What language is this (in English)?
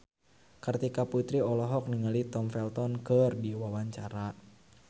Sundanese